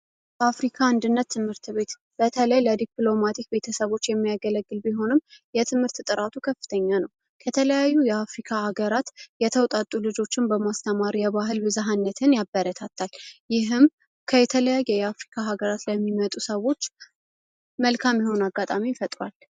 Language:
Amharic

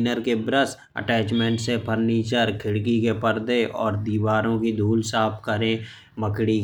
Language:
Bundeli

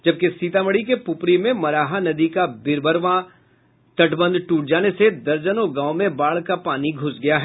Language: Hindi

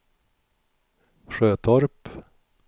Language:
Swedish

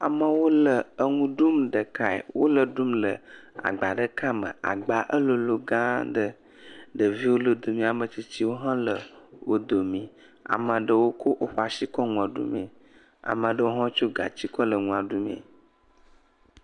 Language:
Ewe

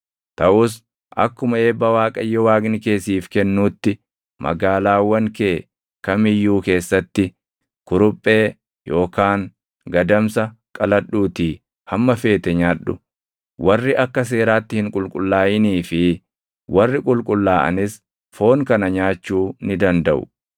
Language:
Oromo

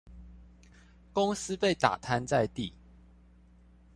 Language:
Chinese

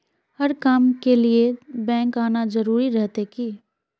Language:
Magahi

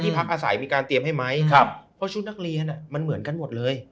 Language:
Thai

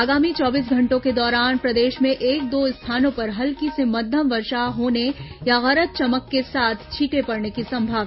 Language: Hindi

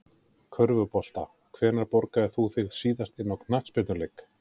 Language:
Icelandic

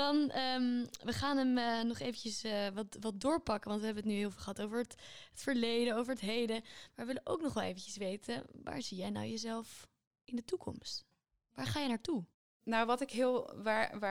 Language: Dutch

